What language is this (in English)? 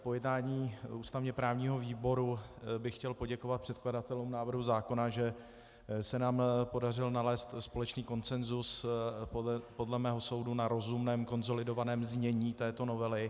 Czech